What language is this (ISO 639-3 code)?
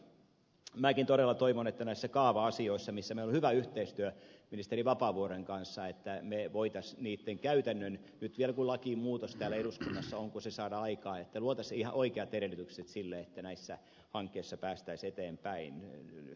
fin